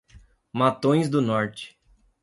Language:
Portuguese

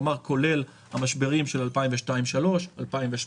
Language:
Hebrew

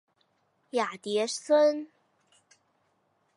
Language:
Chinese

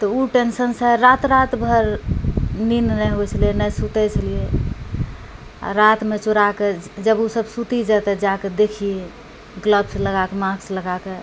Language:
Maithili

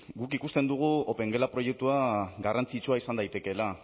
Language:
Basque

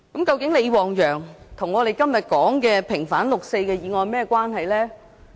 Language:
Cantonese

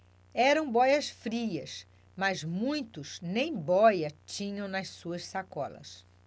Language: Portuguese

